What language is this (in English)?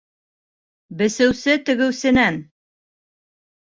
Bashkir